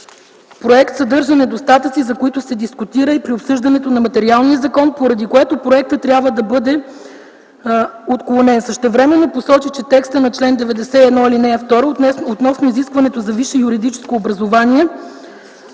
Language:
Bulgarian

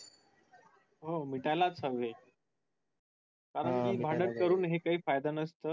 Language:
Marathi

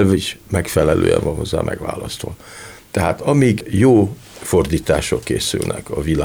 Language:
Hungarian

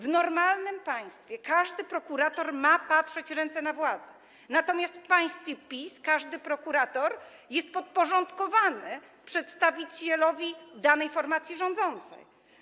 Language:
Polish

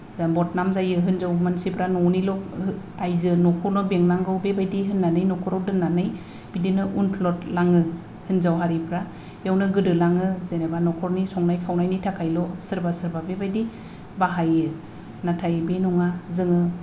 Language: Bodo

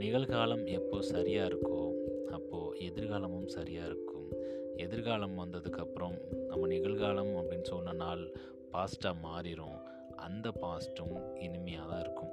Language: Tamil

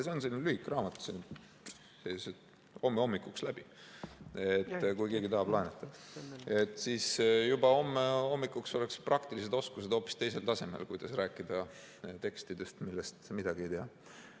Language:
Estonian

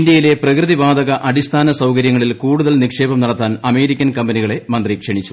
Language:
Malayalam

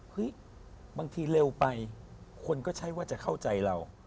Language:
Thai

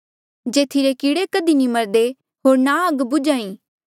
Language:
Mandeali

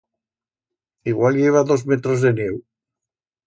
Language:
Aragonese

